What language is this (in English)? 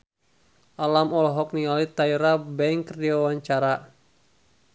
Sundanese